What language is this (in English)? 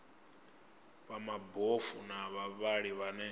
Venda